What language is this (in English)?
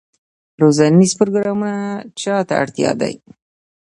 Pashto